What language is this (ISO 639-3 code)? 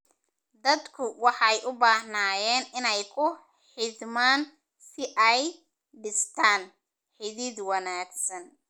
som